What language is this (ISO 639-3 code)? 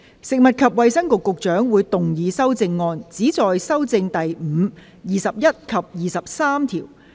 yue